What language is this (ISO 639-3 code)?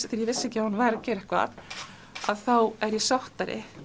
isl